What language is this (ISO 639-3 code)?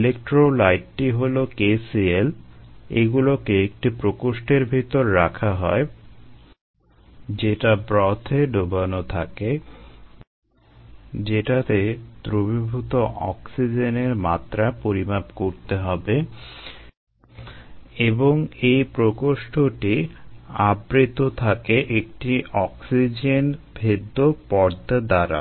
ben